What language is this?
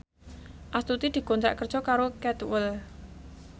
Javanese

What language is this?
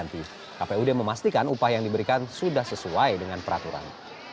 Indonesian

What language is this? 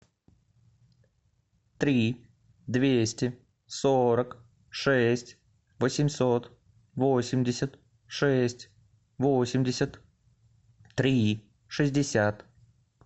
Russian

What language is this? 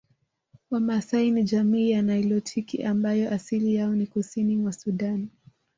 Swahili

